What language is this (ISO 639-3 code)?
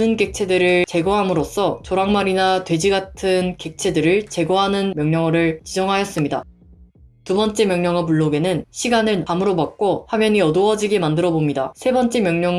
kor